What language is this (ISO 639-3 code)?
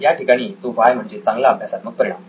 mar